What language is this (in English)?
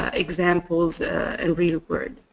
English